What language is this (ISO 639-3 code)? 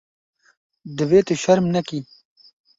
kur